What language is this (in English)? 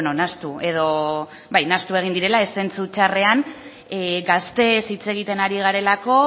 Basque